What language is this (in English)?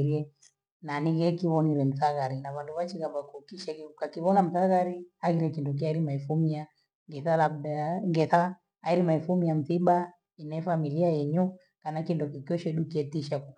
Gweno